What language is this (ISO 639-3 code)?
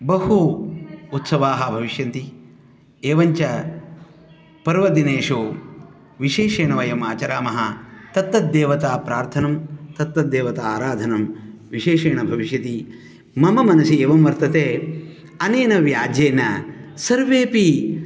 san